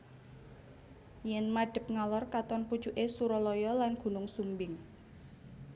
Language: Javanese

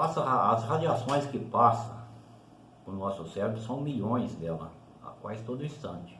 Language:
Portuguese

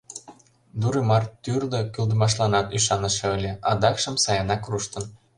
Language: Mari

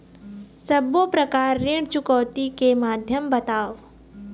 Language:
Chhattisgarhi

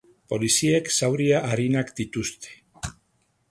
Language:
Basque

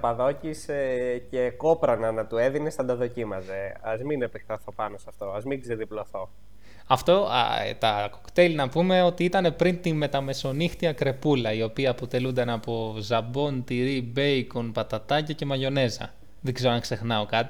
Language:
Greek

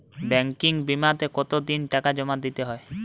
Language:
Bangla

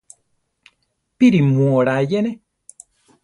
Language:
Central Tarahumara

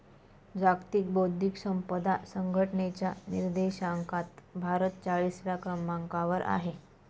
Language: Marathi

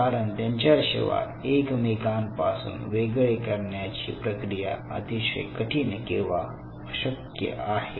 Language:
Marathi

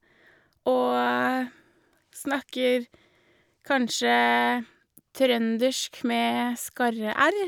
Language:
Norwegian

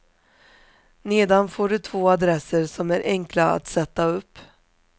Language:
Swedish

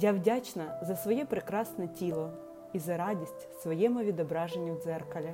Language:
Ukrainian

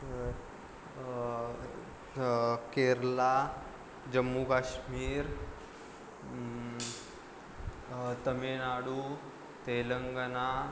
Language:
Marathi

